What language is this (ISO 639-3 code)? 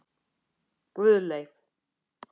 isl